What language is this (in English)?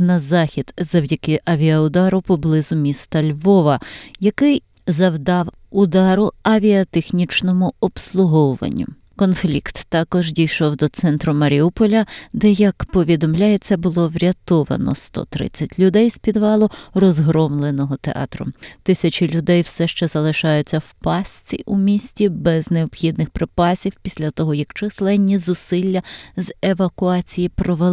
Ukrainian